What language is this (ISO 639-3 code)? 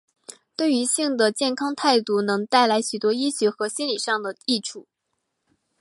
zho